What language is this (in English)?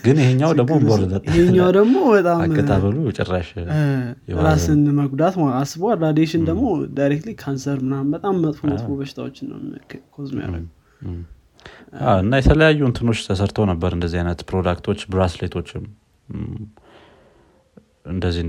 Amharic